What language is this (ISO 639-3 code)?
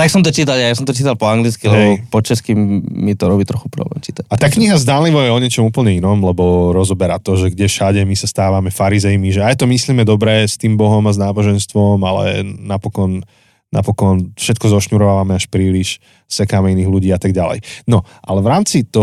slk